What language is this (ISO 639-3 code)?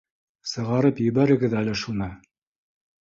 bak